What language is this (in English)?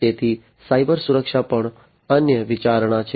Gujarati